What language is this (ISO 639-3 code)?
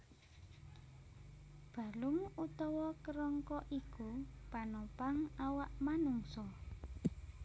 jav